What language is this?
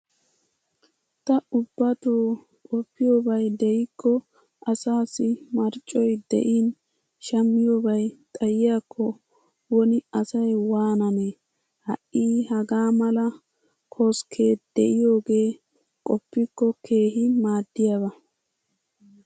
Wolaytta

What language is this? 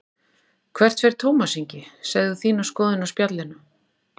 Icelandic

